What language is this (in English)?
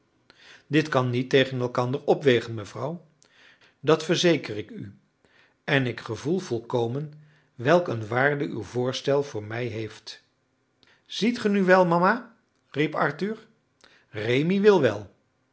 Dutch